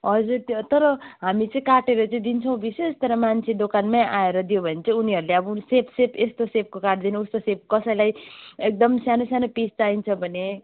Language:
Nepali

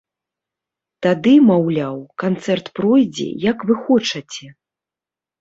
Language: Belarusian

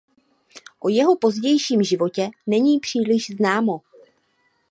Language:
Czech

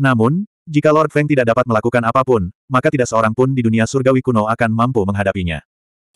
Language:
Indonesian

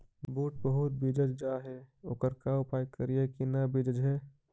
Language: Magahi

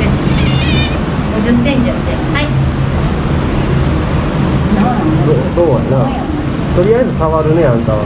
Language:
Japanese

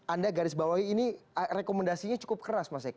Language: Indonesian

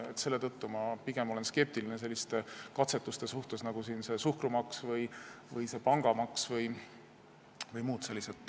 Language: Estonian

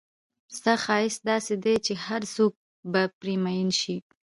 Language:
Pashto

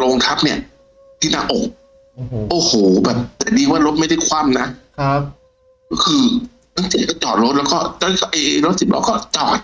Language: Thai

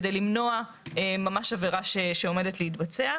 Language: Hebrew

